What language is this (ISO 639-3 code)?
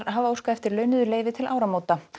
isl